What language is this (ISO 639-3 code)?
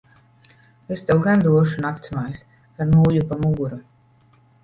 lav